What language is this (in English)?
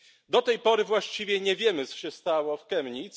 Polish